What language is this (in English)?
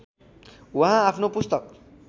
Nepali